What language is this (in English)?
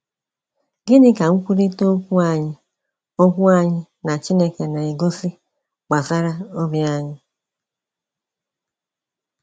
Igbo